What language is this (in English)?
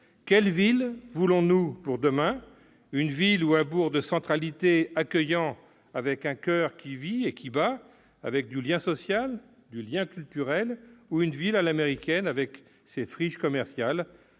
French